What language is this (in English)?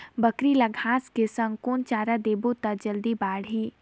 Chhattisgarhi